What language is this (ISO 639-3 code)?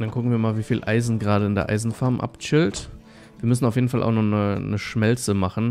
deu